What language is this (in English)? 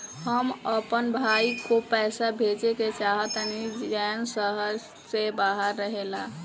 Bhojpuri